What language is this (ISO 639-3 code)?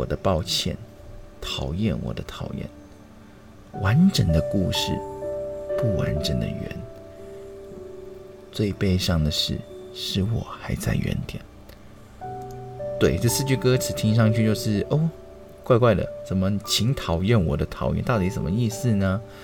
zho